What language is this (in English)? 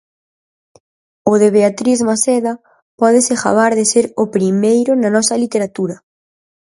Galician